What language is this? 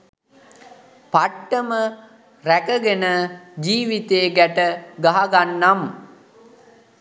Sinhala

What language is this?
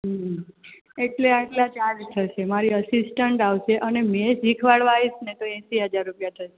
Gujarati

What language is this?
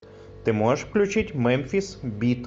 Russian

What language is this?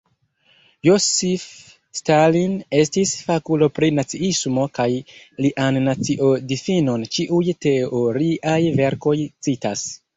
Esperanto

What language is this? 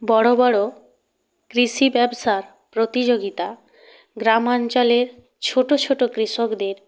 Bangla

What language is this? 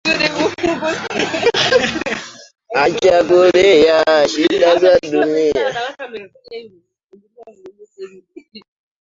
Swahili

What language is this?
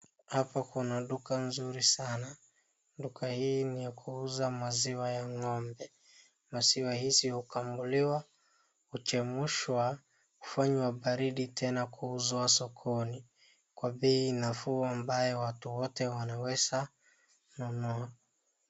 Swahili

